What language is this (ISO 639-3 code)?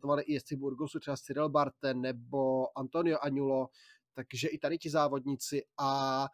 ces